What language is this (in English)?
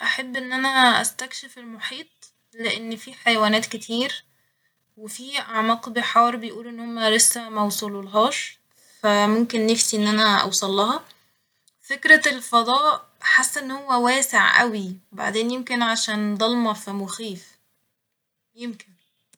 Egyptian Arabic